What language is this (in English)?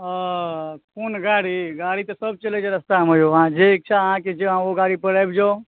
Maithili